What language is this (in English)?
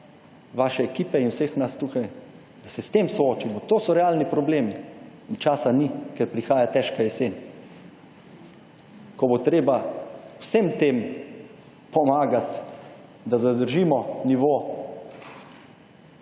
Slovenian